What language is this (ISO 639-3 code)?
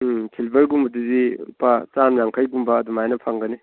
mni